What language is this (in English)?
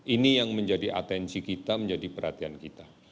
Indonesian